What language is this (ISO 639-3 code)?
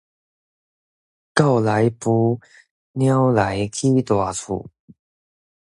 nan